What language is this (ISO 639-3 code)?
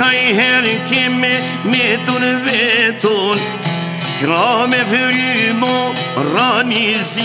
ron